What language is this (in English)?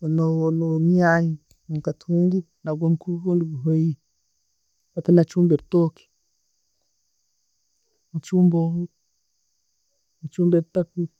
Tooro